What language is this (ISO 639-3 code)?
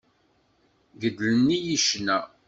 kab